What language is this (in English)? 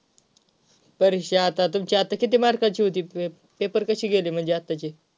Marathi